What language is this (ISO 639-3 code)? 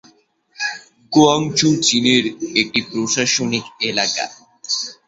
ben